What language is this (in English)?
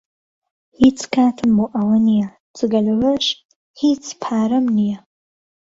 Central Kurdish